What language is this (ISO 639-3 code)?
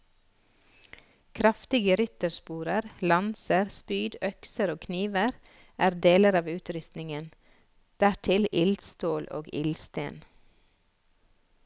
nor